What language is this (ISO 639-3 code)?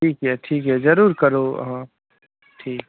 mai